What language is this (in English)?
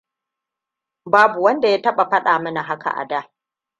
Hausa